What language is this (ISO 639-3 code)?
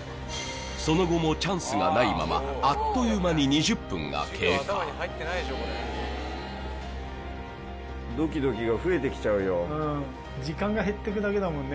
jpn